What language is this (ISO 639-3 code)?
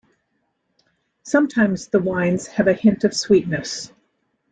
eng